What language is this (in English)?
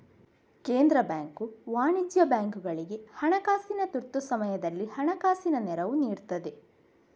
Kannada